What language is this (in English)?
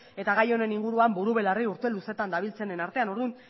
Basque